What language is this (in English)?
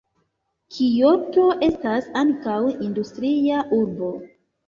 Esperanto